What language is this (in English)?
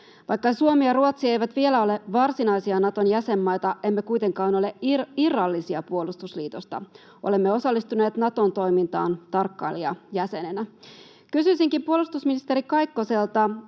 Finnish